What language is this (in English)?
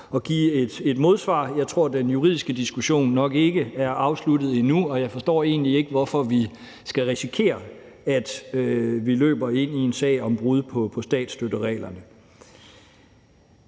Danish